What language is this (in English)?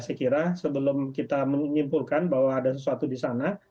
Indonesian